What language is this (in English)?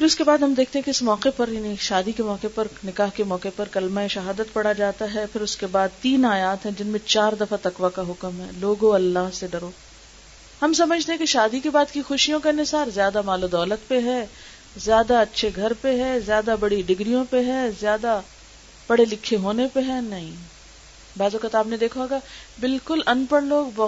Urdu